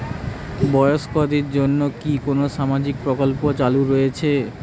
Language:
Bangla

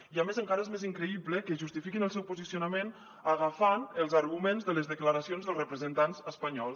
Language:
Catalan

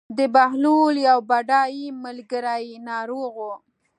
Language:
Pashto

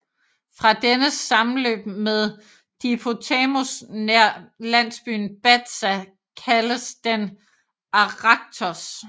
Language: Danish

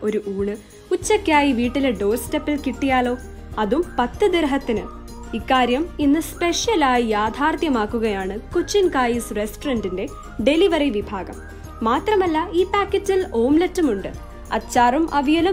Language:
Hindi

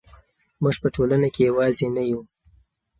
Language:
Pashto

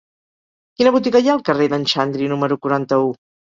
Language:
Catalan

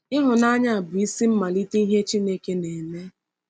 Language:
Igbo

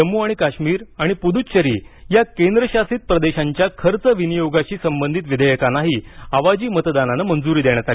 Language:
Marathi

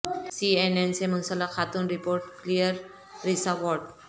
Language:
Urdu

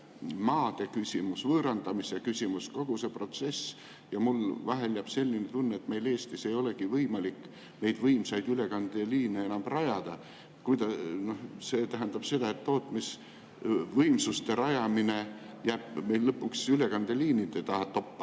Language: Estonian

